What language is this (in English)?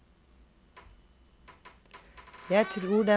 Norwegian